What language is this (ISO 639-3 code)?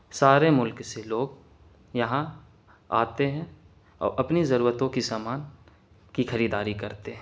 urd